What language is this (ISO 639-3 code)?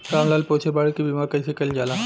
bho